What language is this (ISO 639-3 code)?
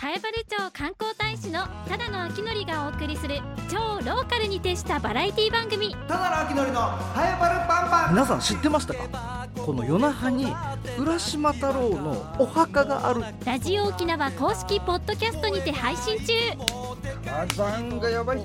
jpn